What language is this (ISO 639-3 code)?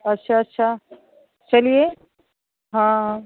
hin